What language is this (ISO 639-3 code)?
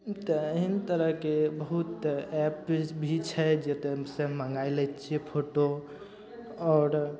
mai